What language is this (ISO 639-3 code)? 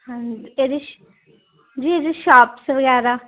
pan